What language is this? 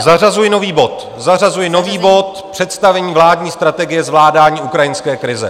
Czech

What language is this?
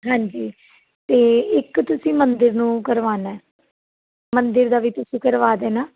Punjabi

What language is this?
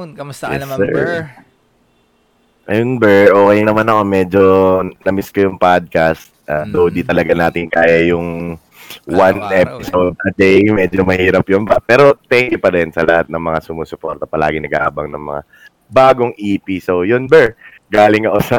Filipino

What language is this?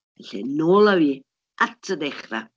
Welsh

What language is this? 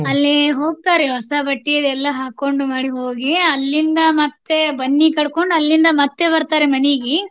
Kannada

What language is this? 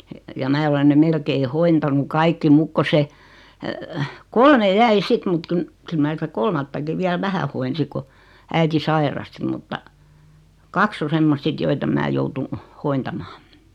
Finnish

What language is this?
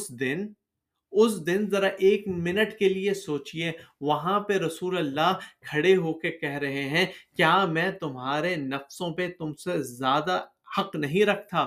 Urdu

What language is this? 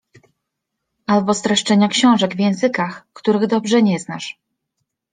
Polish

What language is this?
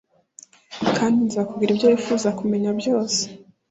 Kinyarwanda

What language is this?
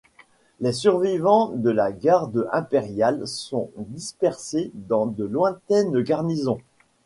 French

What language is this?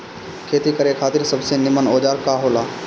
Bhojpuri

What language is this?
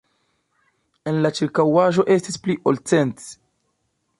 Esperanto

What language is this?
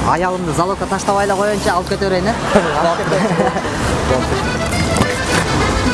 Turkish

